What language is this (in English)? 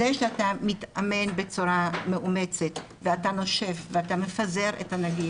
Hebrew